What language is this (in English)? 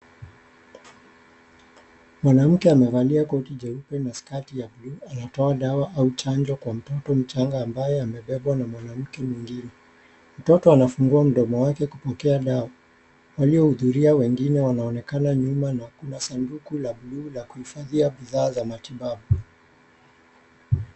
Swahili